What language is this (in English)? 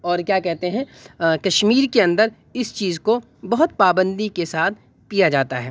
Urdu